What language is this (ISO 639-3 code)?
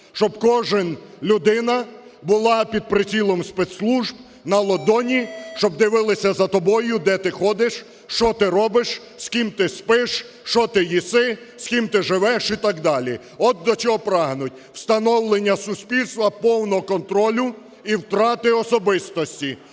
ukr